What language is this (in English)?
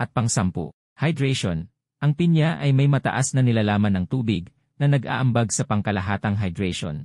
Filipino